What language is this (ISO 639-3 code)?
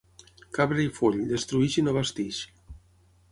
cat